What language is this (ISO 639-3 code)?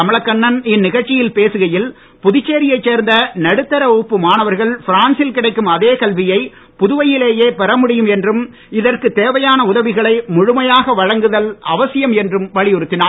tam